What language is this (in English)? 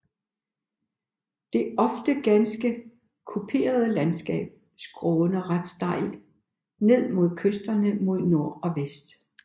Danish